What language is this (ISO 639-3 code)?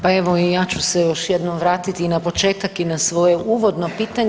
hrv